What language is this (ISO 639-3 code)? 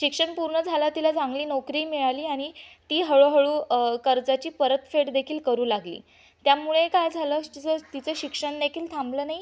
mar